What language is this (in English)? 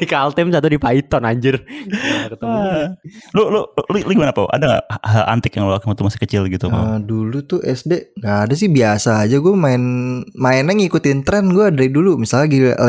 Indonesian